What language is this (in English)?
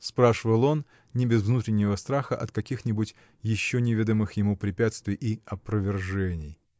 Russian